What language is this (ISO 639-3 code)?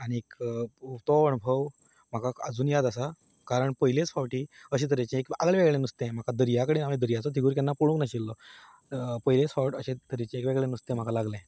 kok